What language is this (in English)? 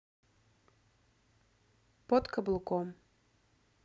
Russian